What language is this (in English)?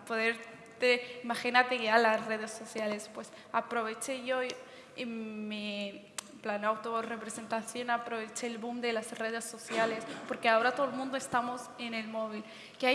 Spanish